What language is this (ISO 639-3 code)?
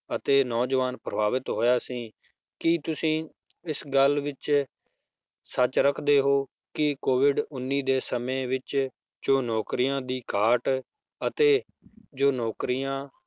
pan